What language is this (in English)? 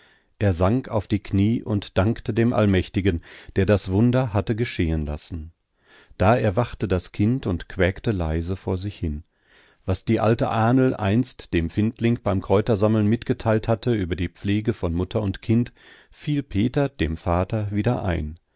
German